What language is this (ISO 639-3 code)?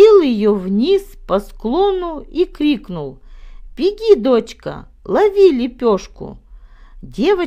rus